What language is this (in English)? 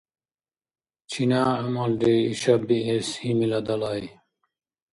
Dargwa